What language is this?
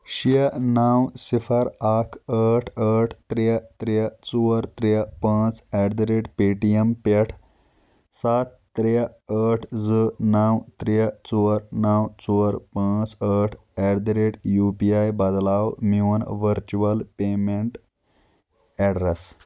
Kashmiri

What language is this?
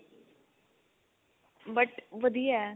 Punjabi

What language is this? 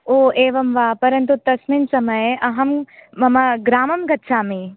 Sanskrit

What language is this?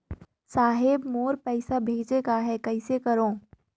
Chhattisgarhi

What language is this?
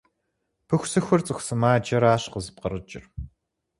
Kabardian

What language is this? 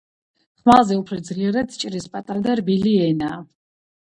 Georgian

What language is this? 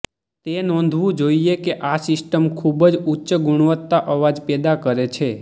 Gujarati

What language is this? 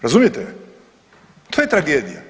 Croatian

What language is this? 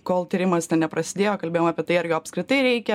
Lithuanian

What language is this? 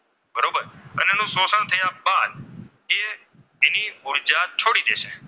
Gujarati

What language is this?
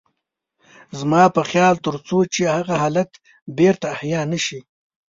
Pashto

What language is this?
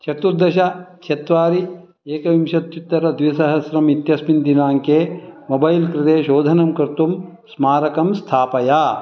Sanskrit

